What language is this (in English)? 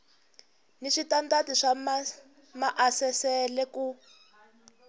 Tsonga